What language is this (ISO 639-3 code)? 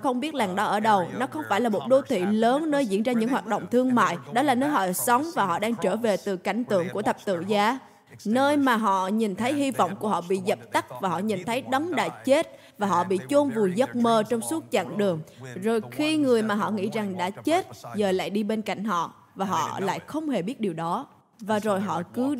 vie